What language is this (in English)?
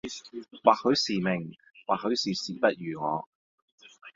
Cantonese